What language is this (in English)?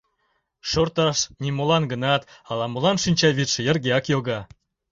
Mari